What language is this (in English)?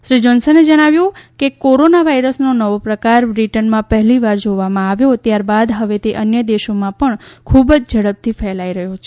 Gujarati